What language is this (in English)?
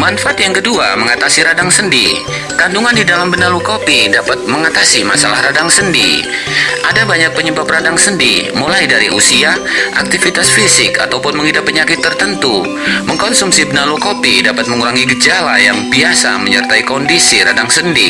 Indonesian